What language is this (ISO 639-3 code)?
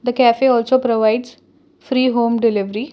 eng